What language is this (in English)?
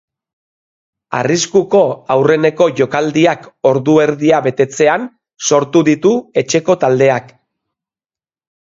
Basque